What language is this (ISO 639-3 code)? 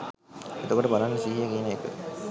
sin